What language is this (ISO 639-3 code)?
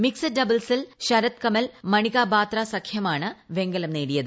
mal